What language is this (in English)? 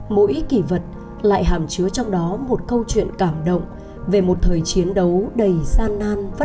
Vietnamese